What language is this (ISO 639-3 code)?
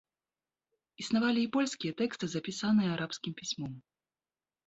bel